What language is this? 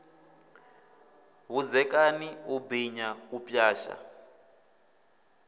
Venda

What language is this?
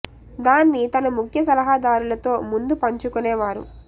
Telugu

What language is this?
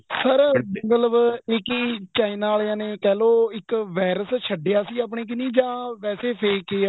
Punjabi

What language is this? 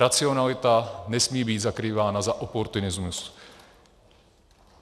Czech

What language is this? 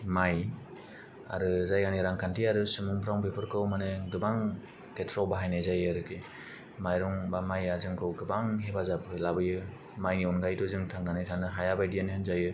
Bodo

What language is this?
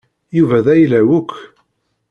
Kabyle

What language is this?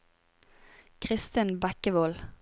Norwegian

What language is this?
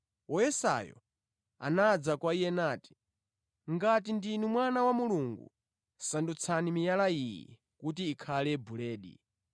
Nyanja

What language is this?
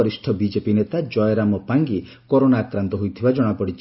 Odia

